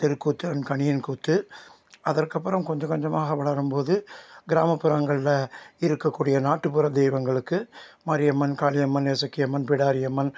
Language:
Tamil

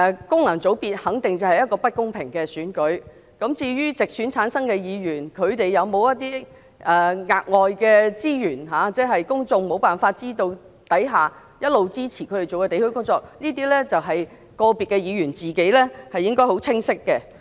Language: Cantonese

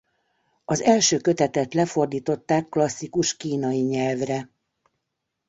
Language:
Hungarian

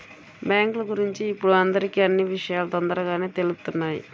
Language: Telugu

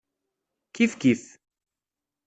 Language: Kabyle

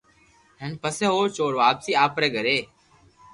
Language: Loarki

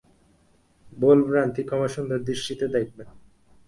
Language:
Bangla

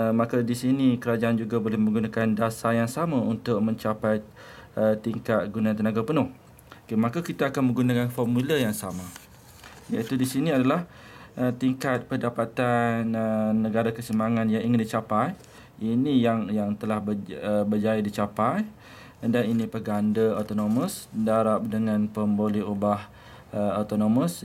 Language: Malay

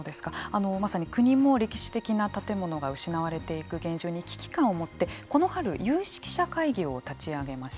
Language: Japanese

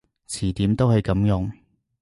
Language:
Cantonese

